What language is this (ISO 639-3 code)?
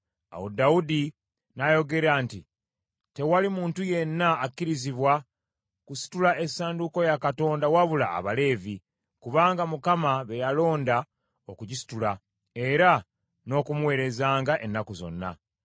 lug